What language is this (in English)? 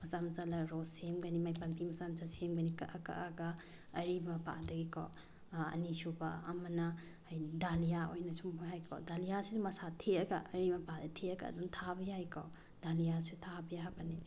Manipuri